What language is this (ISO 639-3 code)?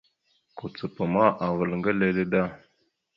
mxu